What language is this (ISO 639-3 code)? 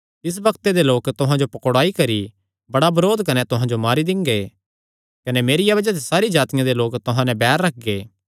xnr